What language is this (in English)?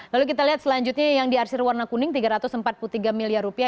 Indonesian